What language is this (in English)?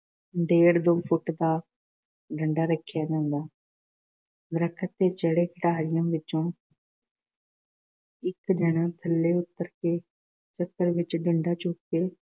Punjabi